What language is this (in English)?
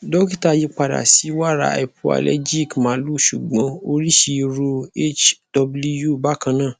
Yoruba